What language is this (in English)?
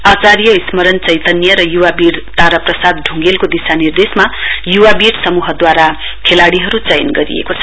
Nepali